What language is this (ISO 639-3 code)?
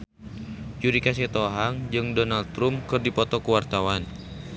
sun